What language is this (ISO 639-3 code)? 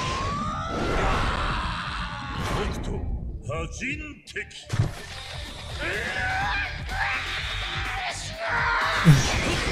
jpn